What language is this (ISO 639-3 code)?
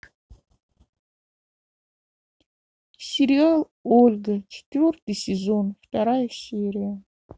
rus